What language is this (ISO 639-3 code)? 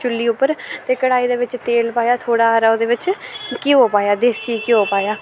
doi